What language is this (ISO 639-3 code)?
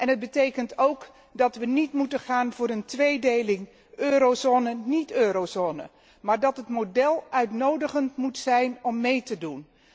nld